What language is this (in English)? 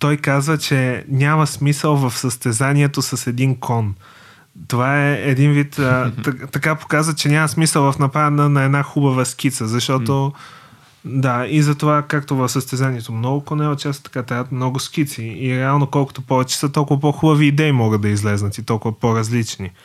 Bulgarian